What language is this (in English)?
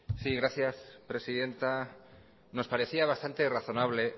Spanish